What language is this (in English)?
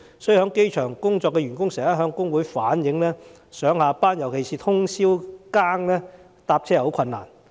Cantonese